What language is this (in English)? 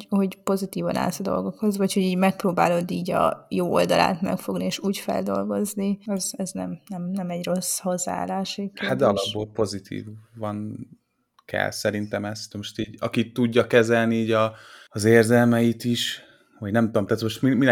Hungarian